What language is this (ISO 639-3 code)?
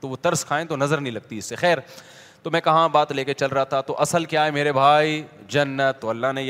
urd